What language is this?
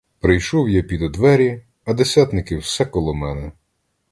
Ukrainian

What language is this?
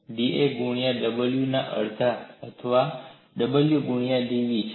Gujarati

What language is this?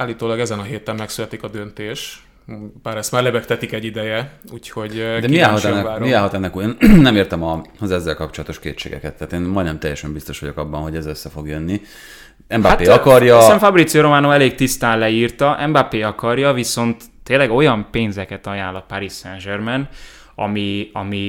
Hungarian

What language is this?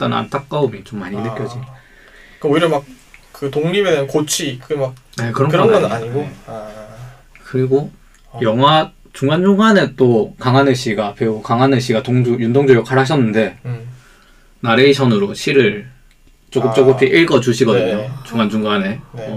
Korean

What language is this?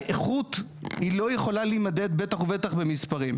Hebrew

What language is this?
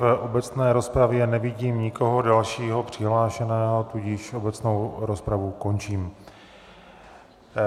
Czech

